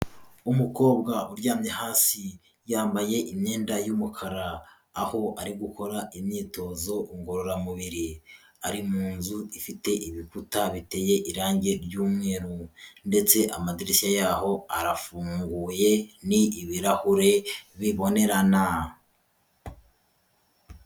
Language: Kinyarwanda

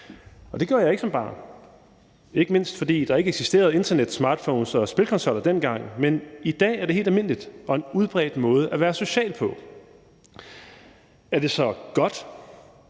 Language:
Danish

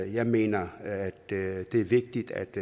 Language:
Danish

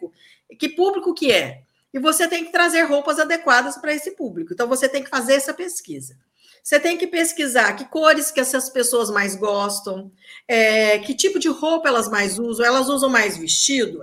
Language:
Portuguese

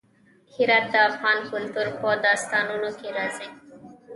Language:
Pashto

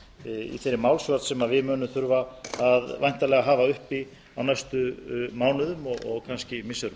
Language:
Icelandic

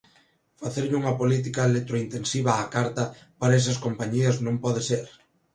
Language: Galician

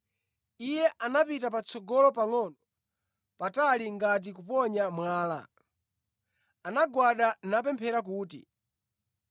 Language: Nyanja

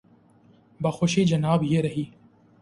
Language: Urdu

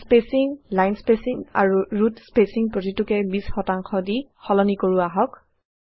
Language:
Assamese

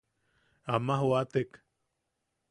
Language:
Yaqui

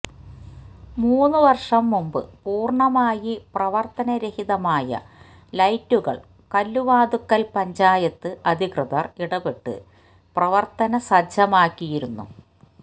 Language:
Malayalam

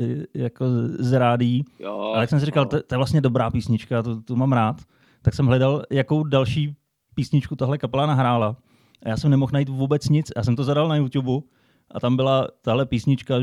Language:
Czech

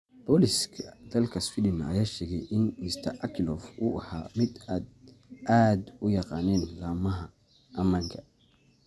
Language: Somali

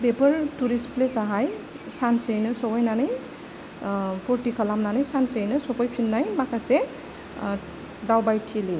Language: Bodo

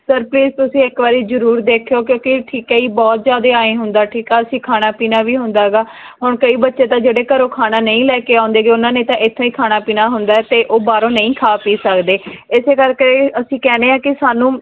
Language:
Punjabi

